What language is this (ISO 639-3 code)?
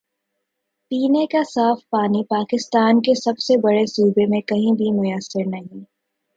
urd